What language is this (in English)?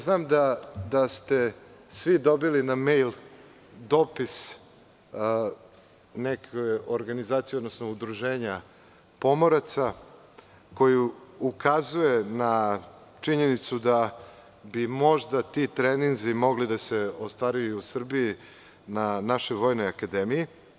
Serbian